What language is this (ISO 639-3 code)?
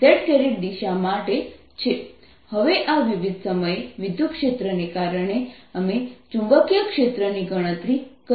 guj